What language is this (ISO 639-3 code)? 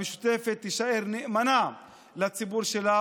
heb